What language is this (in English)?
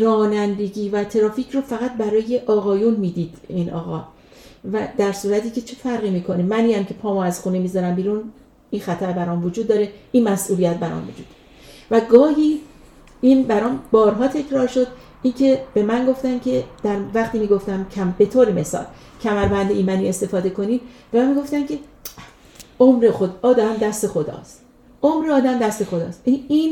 Persian